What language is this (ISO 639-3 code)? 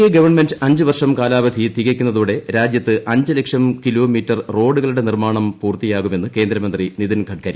mal